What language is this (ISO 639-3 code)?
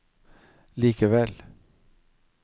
nor